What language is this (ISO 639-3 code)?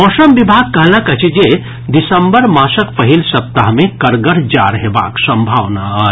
mai